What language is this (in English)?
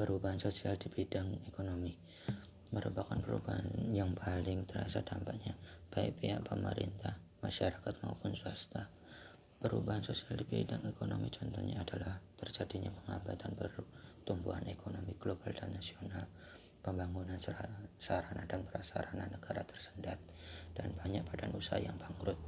Indonesian